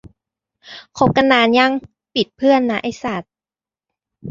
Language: Thai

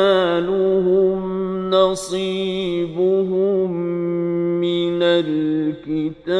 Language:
Arabic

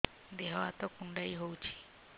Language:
Odia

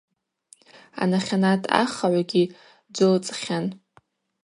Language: Abaza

